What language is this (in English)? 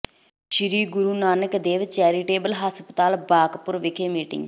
Punjabi